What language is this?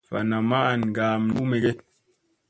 Musey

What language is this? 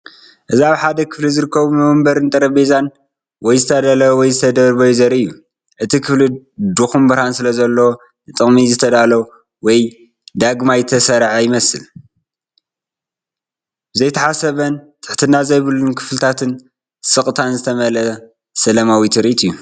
Tigrinya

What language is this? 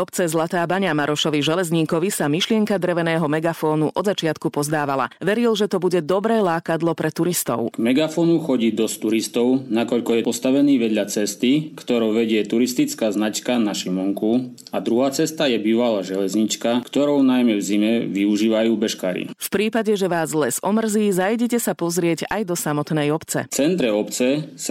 Slovak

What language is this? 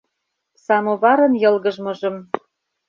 Mari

